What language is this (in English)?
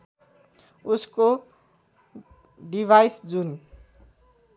Nepali